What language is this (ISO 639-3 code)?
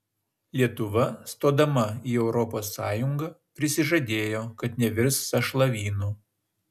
lit